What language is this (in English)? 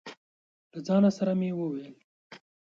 Pashto